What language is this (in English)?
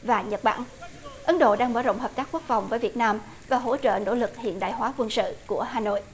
Vietnamese